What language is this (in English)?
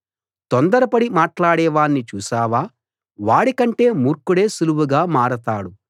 Telugu